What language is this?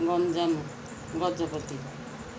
Odia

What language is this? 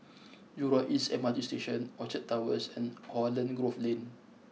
English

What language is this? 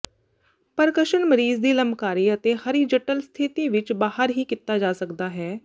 Punjabi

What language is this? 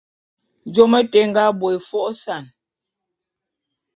Bulu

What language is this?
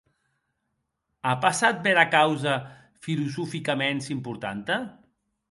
Occitan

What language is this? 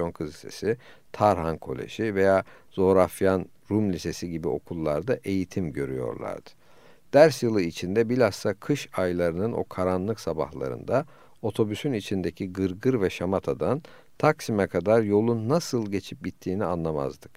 Turkish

